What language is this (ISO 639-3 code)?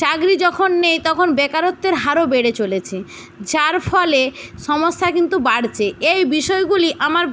ben